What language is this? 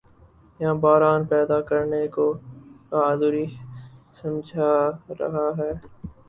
Urdu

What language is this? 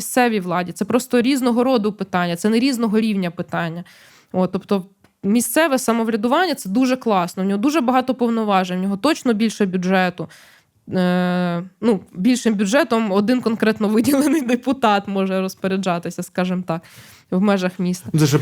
Ukrainian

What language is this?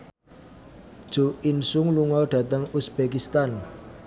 Javanese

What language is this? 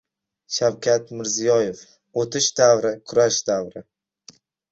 Uzbek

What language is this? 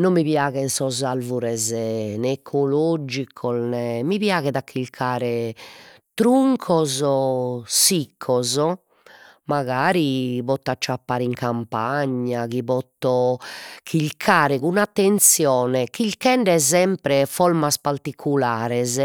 Sardinian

